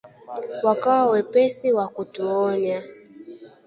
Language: Swahili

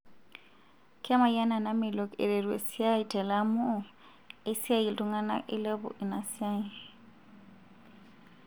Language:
Masai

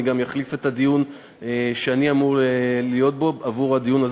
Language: Hebrew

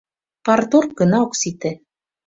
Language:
Mari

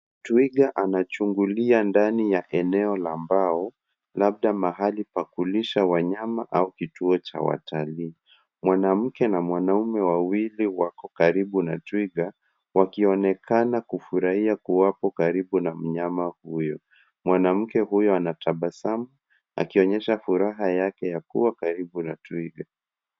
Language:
Swahili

